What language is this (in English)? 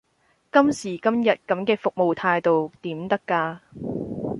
Cantonese